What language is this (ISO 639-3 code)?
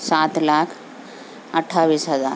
urd